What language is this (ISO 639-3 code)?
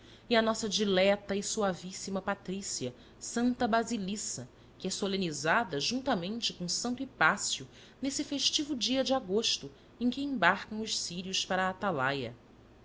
por